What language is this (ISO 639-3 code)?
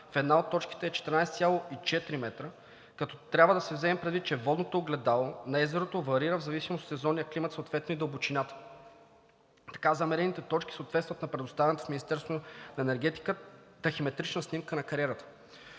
bul